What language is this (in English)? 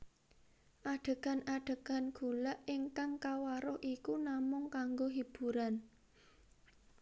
Javanese